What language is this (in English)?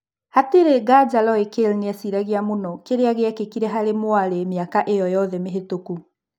Kikuyu